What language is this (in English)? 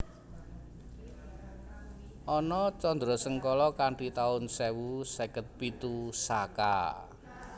Javanese